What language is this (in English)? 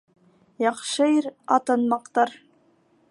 Bashkir